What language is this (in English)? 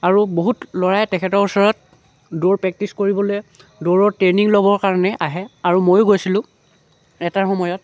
Assamese